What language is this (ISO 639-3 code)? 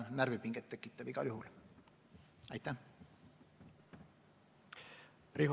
est